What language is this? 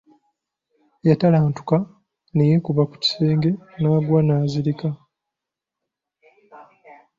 Ganda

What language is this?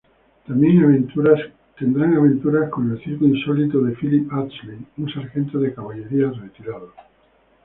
Spanish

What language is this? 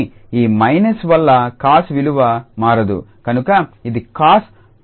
Telugu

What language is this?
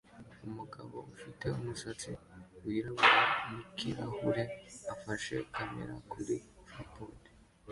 Kinyarwanda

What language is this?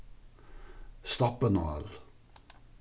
Faroese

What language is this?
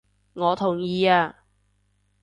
Cantonese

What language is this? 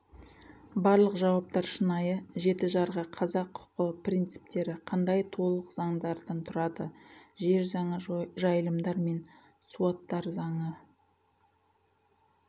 Kazakh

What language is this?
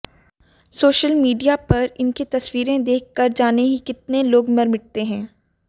Hindi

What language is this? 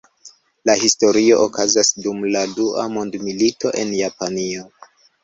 Esperanto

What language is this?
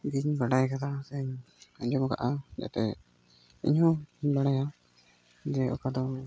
Santali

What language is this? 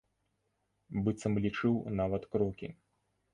Belarusian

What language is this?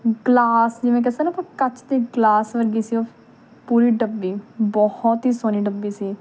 Punjabi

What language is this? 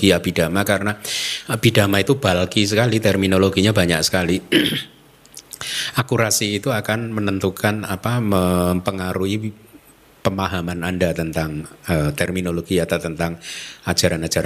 Indonesian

